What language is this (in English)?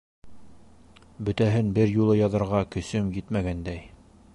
Bashkir